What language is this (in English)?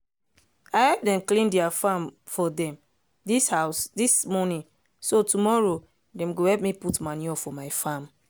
Nigerian Pidgin